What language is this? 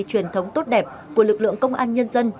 Vietnamese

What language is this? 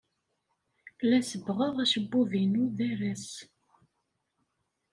Kabyle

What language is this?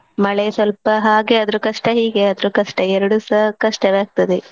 Kannada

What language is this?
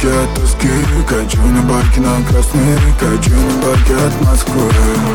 Russian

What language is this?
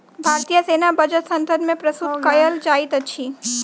Maithili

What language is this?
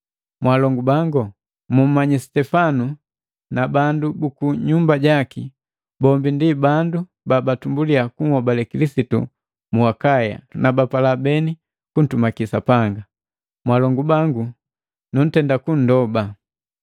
Matengo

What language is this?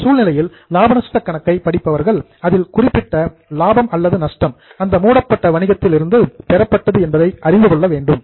Tamil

